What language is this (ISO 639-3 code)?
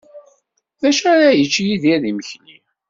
kab